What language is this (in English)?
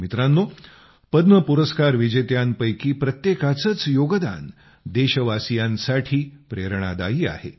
Marathi